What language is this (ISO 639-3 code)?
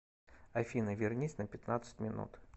rus